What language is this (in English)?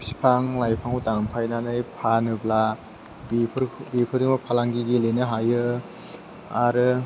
Bodo